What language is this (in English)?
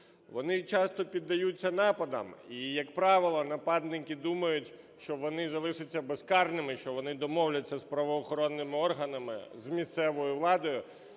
Ukrainian